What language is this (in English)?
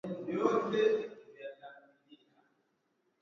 Swahili